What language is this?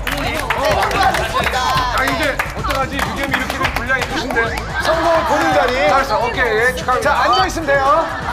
Korean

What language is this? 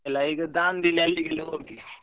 Kannada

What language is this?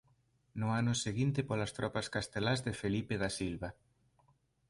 Galician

